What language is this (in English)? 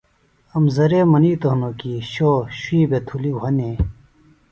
Phalura